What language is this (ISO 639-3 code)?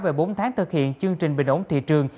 vie